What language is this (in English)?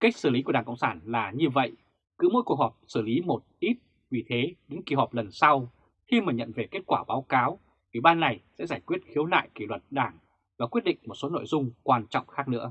Vietnamese